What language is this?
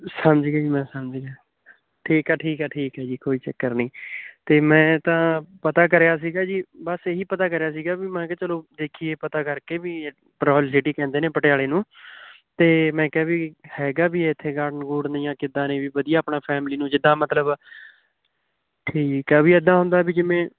Punjabi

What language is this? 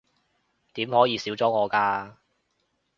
Cantonese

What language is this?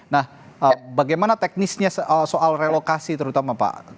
Indonesian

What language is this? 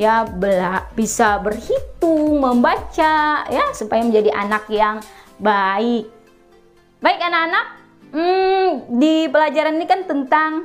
Indonesian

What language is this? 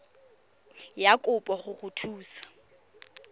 Tswana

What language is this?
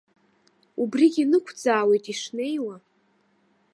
Abkhazian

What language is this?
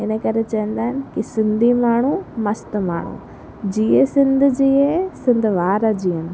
Sindhi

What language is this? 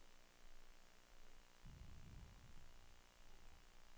Norwegian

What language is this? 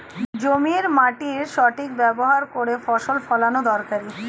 Bangla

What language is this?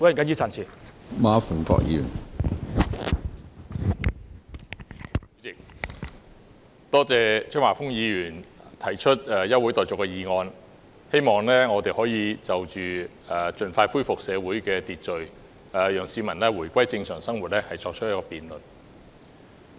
Cantonese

